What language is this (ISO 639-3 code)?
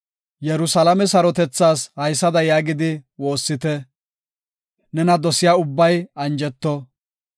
gof